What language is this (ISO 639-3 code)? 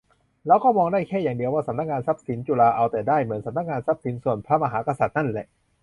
tha